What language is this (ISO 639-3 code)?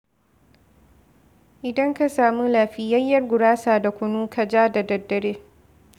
hau